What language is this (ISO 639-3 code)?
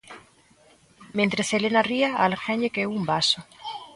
glg